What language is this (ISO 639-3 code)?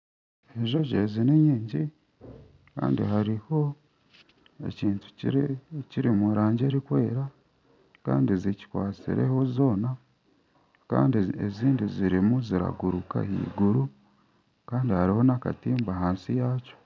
nyn